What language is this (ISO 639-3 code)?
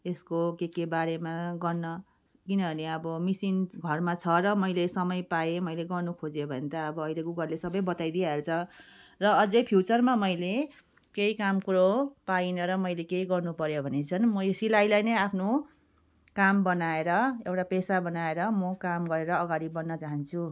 nep